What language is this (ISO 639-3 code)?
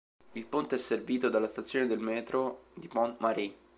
ita